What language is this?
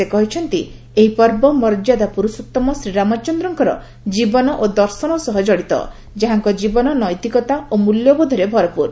Odia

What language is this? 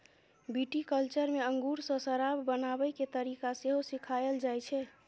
Maithili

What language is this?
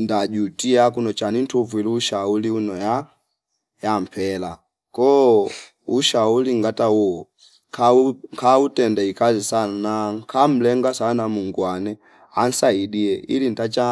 Fipa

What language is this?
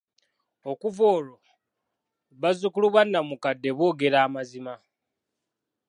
Ganda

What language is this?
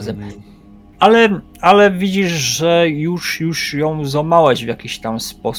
Polish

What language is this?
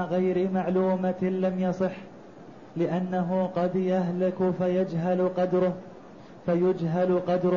Arabic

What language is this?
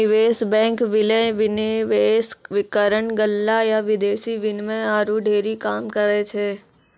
Maithili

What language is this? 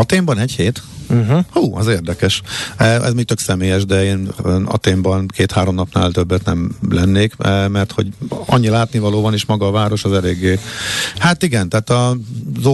Hungarian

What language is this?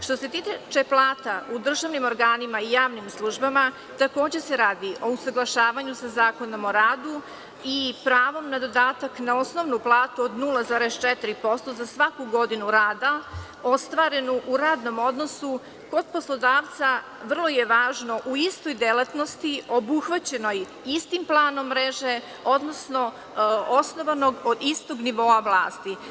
Serbian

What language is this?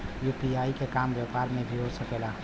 Bhojpuri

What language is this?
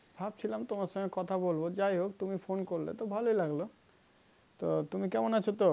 Bangla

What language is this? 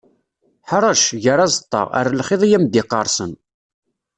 Kabyle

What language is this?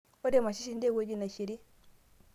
Masai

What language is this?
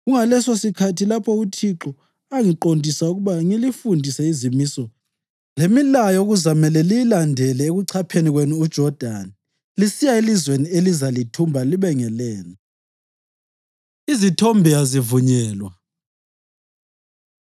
North Ndebele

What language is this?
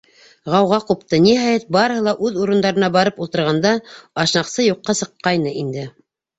Bashkir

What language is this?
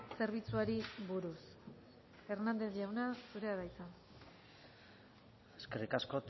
Basque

